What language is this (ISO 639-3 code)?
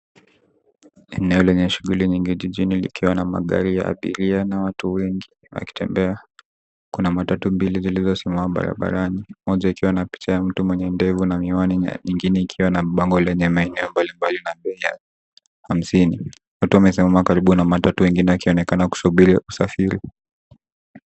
swa